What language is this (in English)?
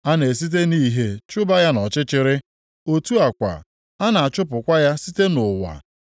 Igbo